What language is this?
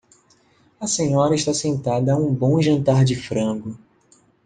Portuguese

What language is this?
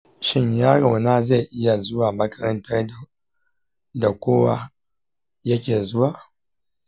Hausa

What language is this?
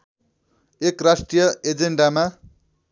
Nepali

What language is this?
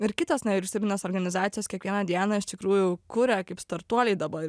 Lithuanian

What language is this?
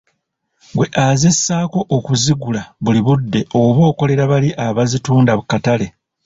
Ganda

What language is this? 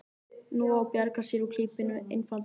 Icelandic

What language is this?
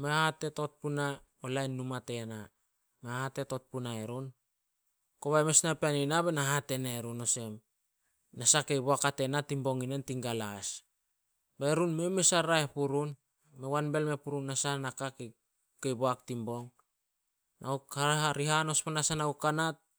Solos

